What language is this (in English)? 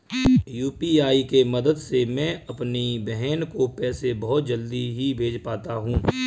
Hindi